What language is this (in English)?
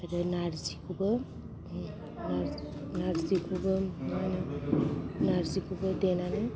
Bodo